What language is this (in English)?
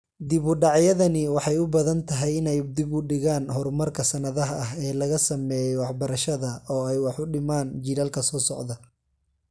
Somali